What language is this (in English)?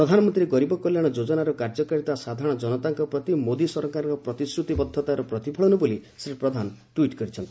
Odia